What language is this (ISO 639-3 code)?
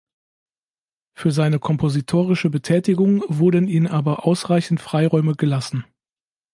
deu